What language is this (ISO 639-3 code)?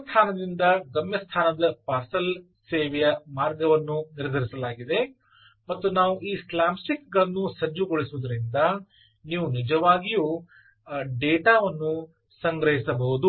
kan